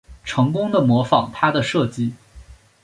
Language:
Chinese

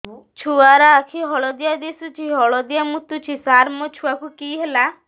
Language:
Odia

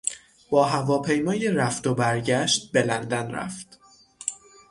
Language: Persian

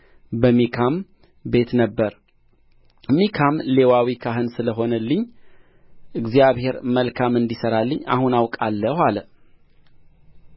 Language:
Amharic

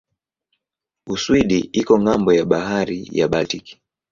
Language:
Swahili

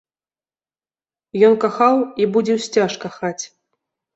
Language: Belarusian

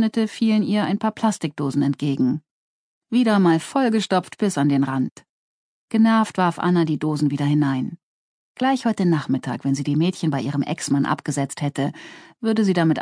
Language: German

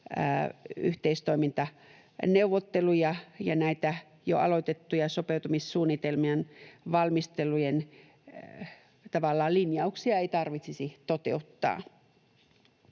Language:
Finnish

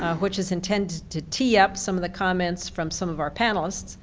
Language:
English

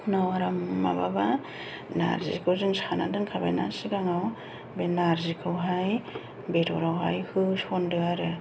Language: Bodo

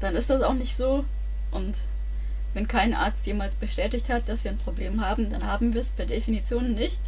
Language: German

